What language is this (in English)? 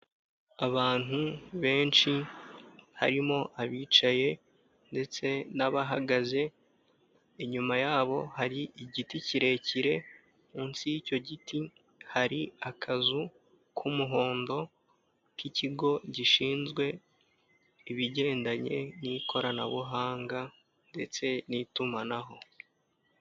Kinyarwanda